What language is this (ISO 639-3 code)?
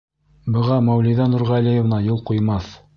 bak